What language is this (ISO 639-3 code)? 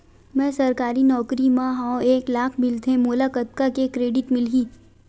hne